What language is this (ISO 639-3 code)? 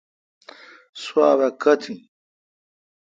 xka